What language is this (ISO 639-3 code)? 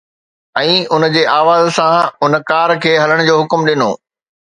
snd